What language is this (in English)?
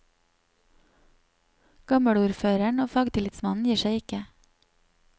Norwegian